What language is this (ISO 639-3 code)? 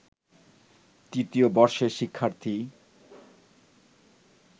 ben